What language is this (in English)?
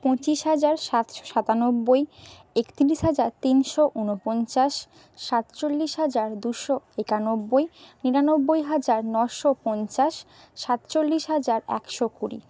Bangla